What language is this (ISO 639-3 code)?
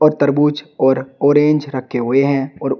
hin